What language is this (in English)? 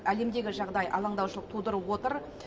Kazakh